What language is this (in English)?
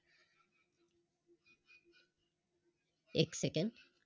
Marathi